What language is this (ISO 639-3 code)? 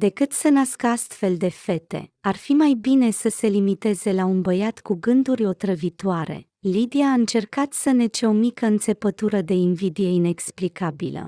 ron